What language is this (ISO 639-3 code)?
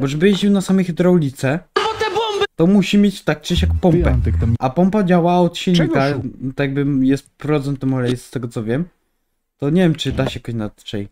pol